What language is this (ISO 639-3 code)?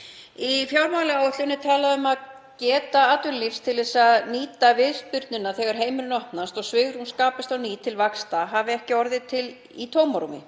isl